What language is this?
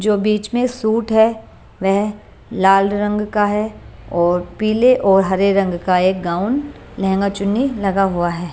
Hindi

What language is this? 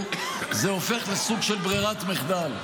Hebrew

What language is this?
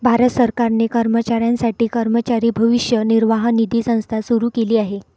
Marathi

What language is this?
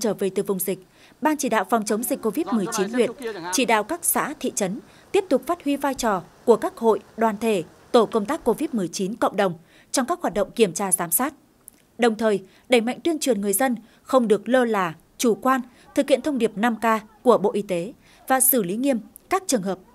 Vietnamese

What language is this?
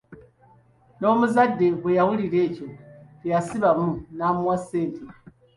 Ganda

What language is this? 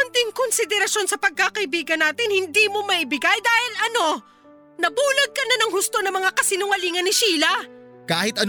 Filipino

